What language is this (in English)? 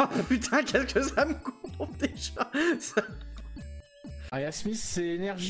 French